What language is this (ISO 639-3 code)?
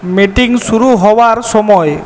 ben